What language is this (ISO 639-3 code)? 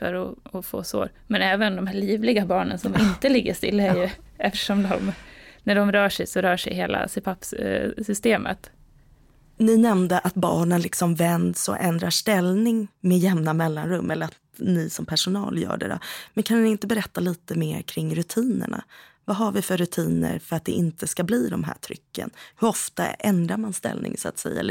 swe